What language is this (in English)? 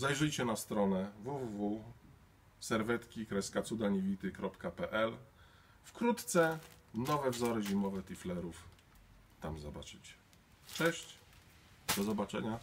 Polish